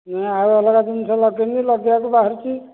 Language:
Odia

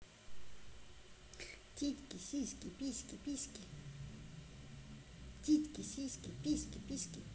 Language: Russian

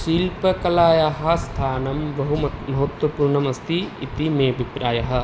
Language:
Sanskrit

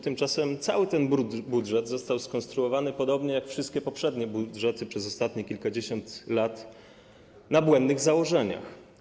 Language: Polish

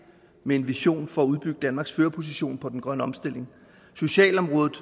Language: Danish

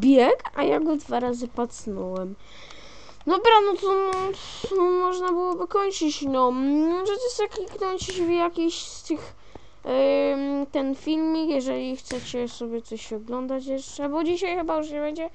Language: Polish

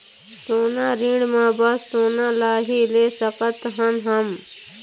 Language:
Chhattisgarhi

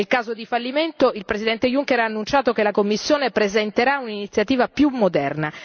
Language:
Italian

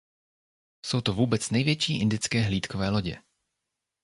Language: Czech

